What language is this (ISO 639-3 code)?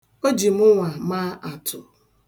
ibo